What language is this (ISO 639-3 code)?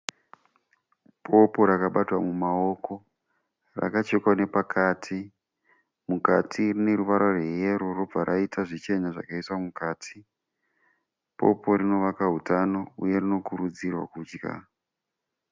sna